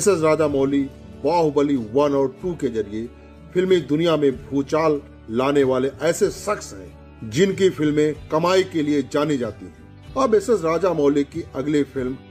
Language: Hindi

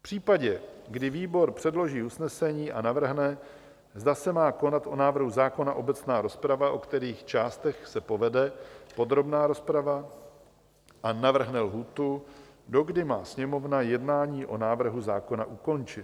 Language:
Czech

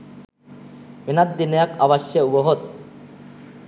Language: Sinhala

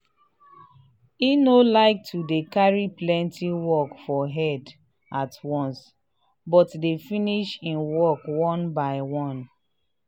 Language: Nigerian Pidgin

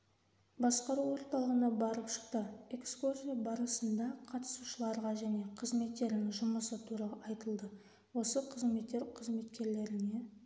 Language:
Kazakh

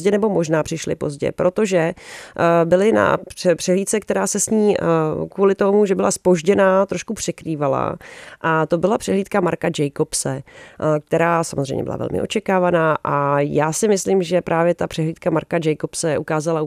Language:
Czech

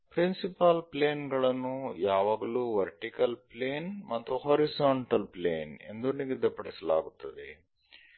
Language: Kannada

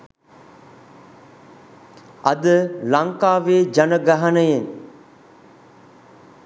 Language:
Sinhala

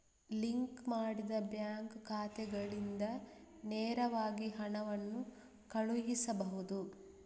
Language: Kannada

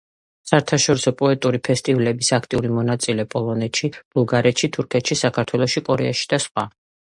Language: Georgian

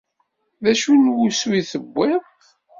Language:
Kabyle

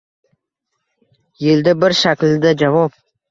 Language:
Uzbek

